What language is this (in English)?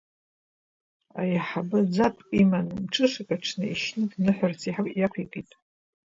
Abkhazian